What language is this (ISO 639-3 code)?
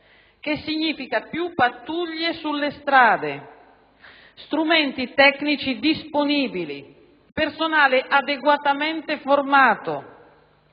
ita